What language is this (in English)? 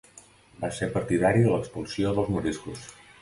Catalan